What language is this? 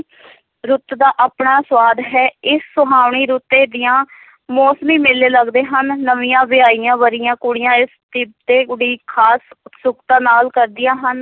Punjabi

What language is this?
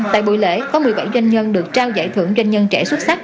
Vietnamese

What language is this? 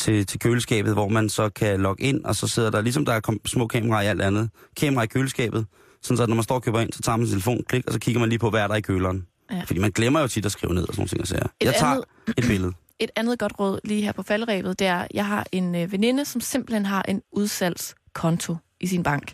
Danish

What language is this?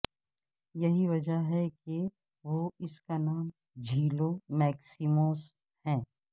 Urdu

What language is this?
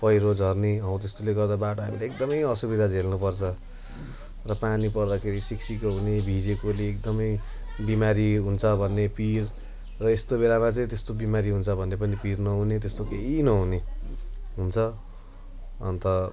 Nepali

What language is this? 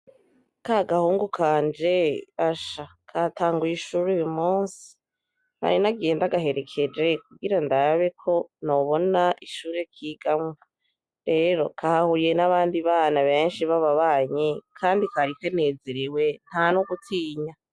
Rundi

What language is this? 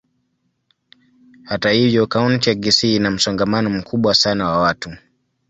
Swahili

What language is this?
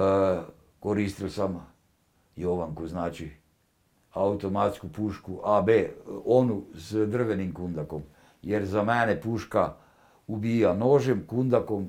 Croatian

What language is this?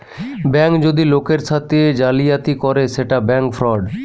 Bangla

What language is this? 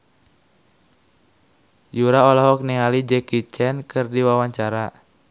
Sundanese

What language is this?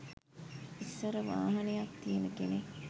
Sinhala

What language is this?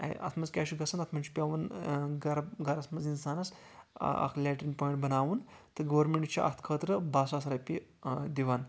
Kashmiri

